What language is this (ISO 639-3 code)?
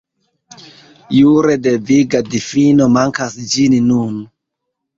epo